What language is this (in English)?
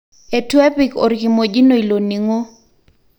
Masai